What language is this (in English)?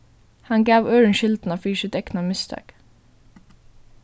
Faroese